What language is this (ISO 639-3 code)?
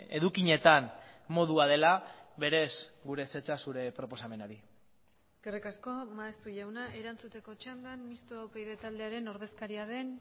eus